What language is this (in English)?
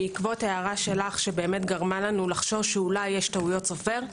Hebrew